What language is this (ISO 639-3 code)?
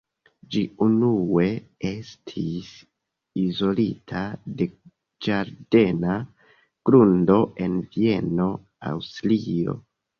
epo